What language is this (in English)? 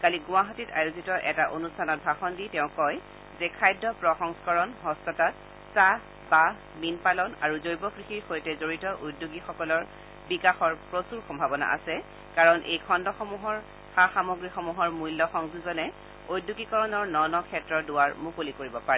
Assamese